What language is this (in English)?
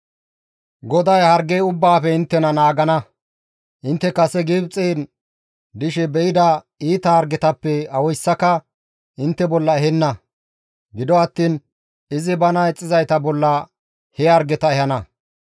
Gamo